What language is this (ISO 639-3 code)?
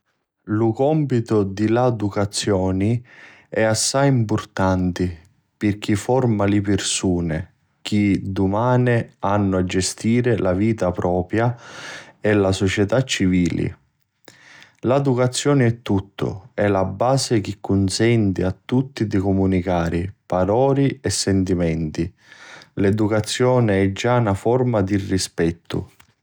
scn